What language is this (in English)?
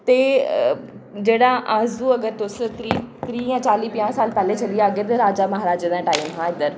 Dogri